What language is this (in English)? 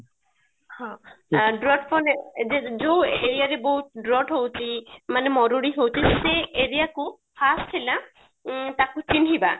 Odia